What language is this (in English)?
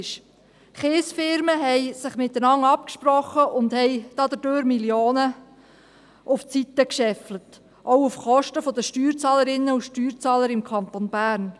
Swiss German